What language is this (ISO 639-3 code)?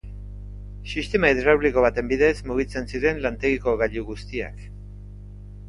eus